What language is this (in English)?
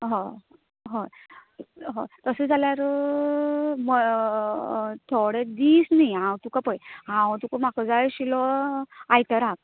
Konkani